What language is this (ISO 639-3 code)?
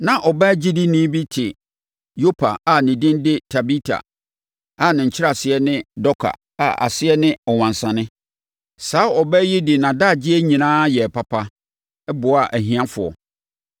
aka